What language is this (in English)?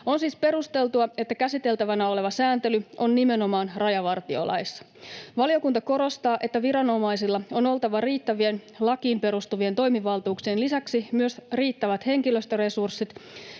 Finnish